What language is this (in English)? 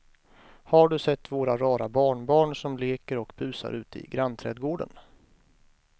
Swedish